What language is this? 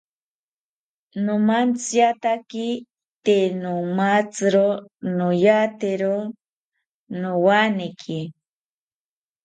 South Ucayali Ashéninka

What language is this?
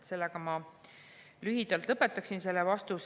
Estonian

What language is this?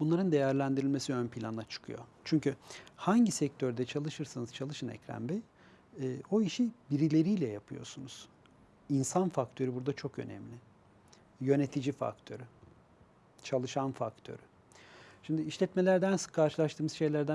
Turkish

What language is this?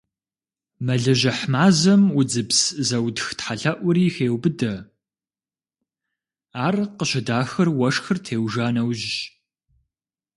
Kabardian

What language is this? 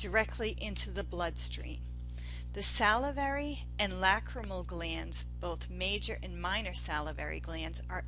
English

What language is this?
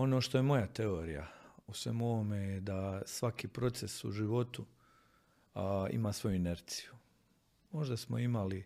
Croatian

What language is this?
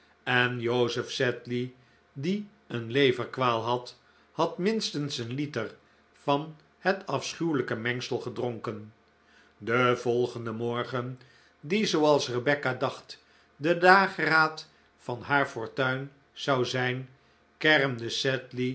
Dutch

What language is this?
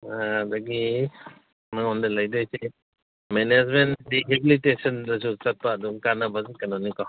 Manipuri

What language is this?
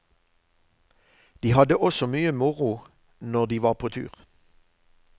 Norwegian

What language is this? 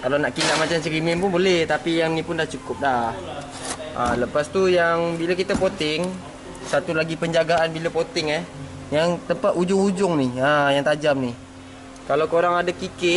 Malay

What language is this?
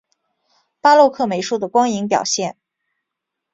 Chinese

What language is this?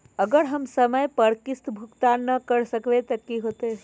Magahi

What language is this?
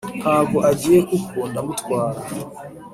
Kinyarwanda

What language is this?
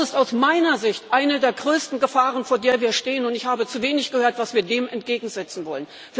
German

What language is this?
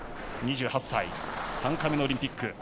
Japanese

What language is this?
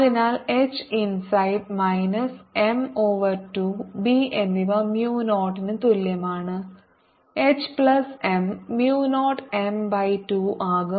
Malayalam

